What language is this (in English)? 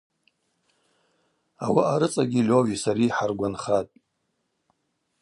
Abaza